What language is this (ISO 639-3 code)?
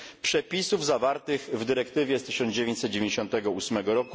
pol